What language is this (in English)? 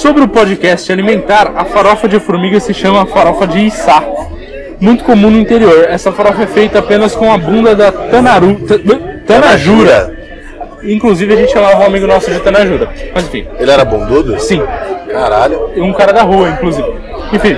Portuguese